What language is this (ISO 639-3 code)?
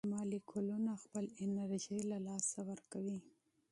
pus